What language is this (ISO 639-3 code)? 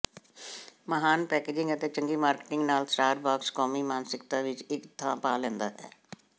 pan